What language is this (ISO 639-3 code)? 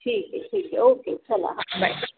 mar